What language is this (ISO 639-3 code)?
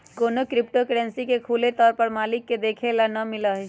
mag